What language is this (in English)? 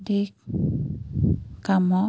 Assamese